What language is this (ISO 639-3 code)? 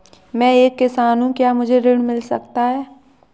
hin